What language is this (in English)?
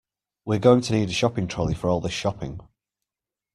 English